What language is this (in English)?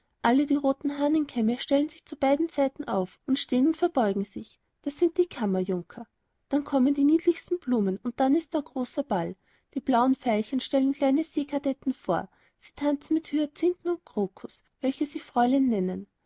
German